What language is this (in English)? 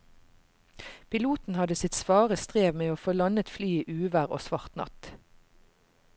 Norwegian